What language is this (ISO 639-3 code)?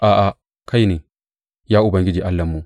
hau